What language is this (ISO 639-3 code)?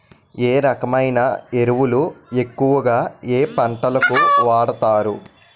tel